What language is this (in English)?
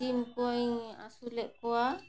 Santali